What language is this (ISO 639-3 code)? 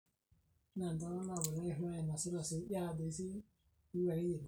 mas